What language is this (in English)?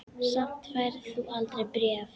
Icelandic